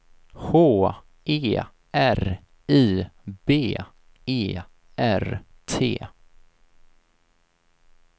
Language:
Swedish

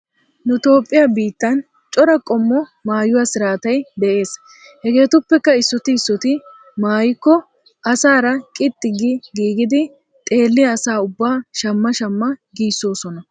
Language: Wolaytta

